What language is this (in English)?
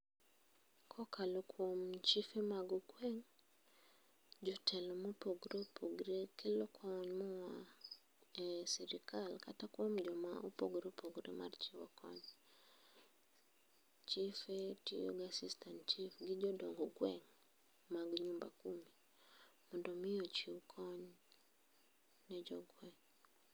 Luo (Kenya and Tanzania)